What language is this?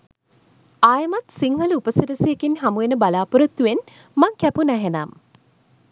Sinhala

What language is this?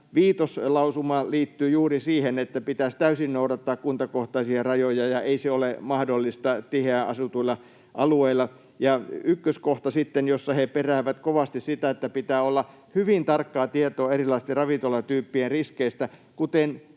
Finnish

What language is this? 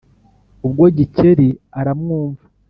Kinyarwanda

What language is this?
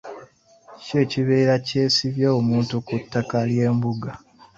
Ganda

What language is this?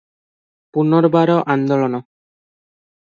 Odia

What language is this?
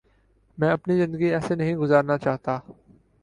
Urdu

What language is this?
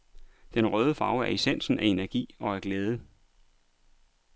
Danish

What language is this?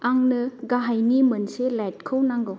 Bodo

